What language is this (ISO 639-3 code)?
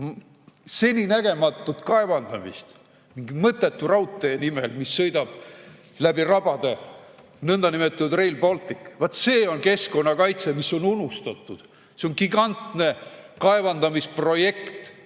est